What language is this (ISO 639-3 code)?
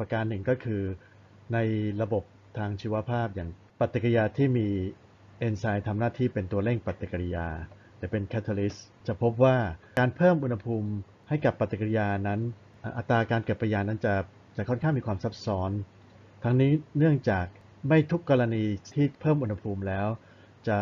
tha